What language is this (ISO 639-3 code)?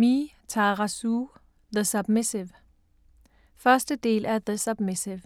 dan